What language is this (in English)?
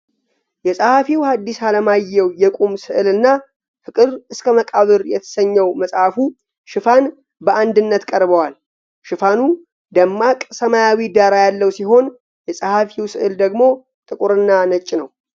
Amharic